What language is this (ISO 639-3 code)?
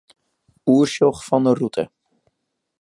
fry